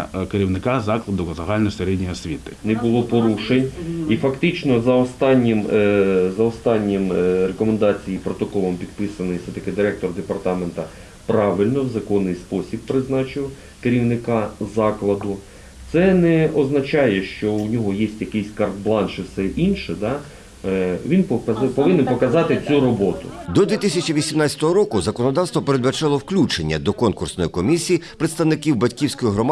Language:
Ukrainian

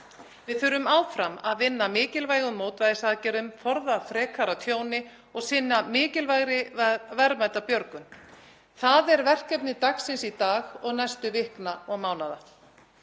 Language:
Icelandic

